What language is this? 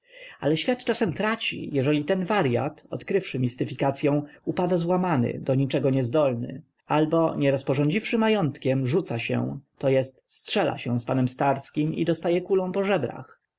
Polish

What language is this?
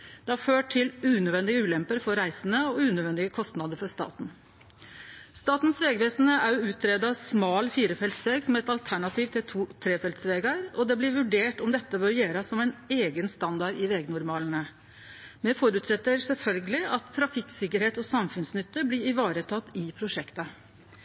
Norwegian Nynorsk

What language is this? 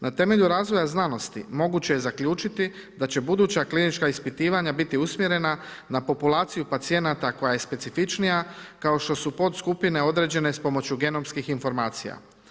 Croatian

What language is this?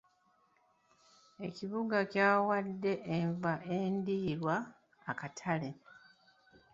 Ganda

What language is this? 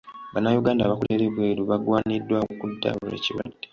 Ganda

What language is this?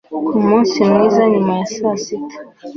Kinyarwanda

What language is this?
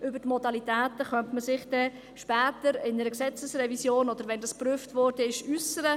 Swiss German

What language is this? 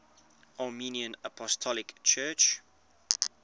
English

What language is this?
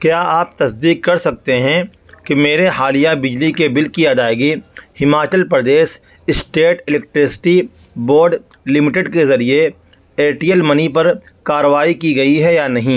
Urdu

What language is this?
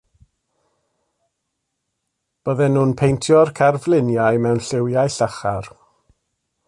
Welsh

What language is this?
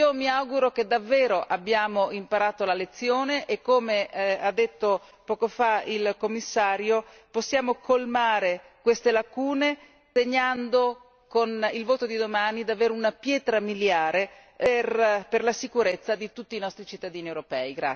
Italian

